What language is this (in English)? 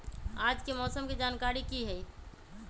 Magahi